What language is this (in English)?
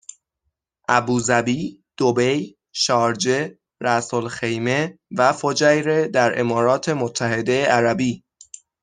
Persian